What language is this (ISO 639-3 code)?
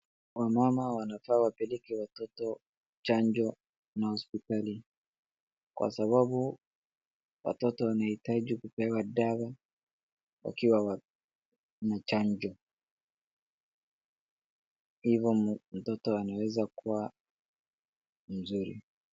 swa